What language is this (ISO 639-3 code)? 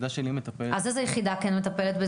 heb